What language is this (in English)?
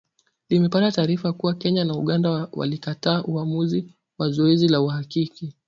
Swahili